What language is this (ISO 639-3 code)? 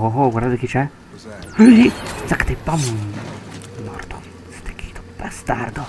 ita